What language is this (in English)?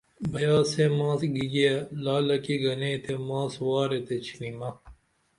Dameli